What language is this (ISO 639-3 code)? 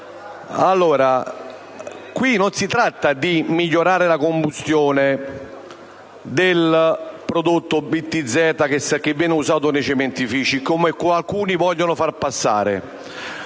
ita